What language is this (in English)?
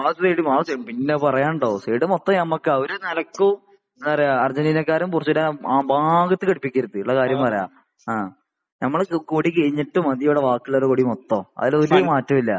Malayalam